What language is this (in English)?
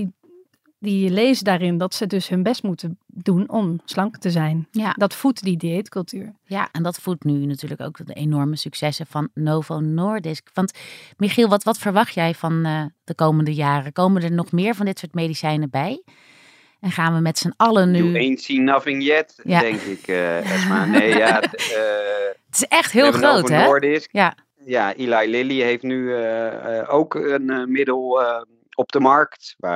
Dutch